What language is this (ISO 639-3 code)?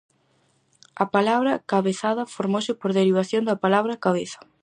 glg